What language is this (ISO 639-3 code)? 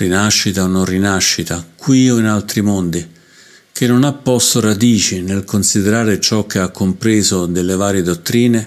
ita